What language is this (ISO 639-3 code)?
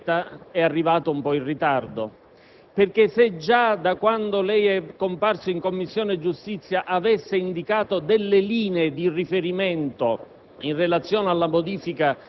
ita